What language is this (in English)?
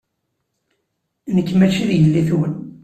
Kabyle